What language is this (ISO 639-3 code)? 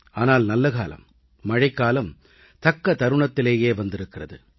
tam